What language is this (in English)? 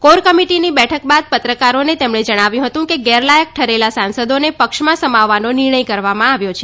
Gujarati